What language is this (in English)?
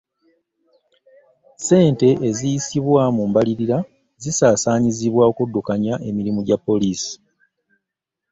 Ganda